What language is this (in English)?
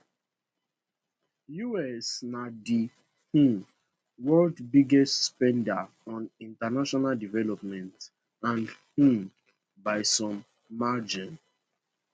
Nigerian Pidgin